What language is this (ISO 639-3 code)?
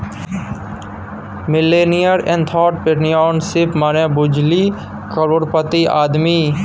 mai